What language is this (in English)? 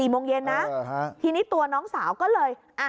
Thai